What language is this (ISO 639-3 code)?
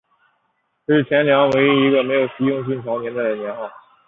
zho